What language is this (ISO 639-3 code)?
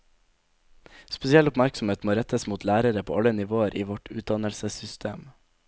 nor